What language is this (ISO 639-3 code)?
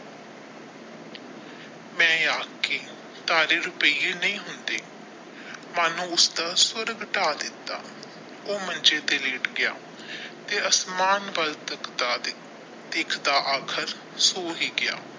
pan